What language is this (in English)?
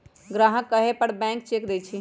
Magahi